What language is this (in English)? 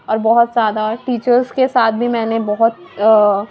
Urdu